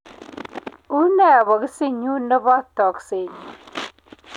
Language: Kalenjin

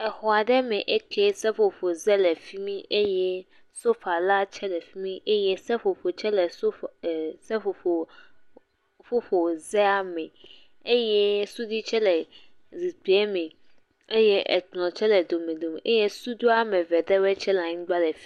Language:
Ewe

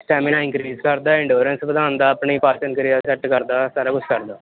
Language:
Punjabi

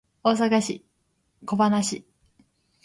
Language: Japanese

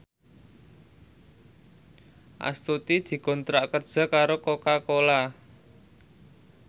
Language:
Javanese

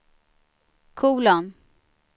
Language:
Swedish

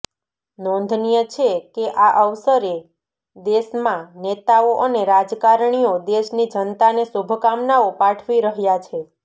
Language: Gujarati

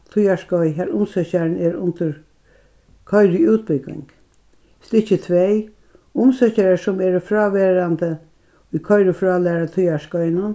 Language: Faroese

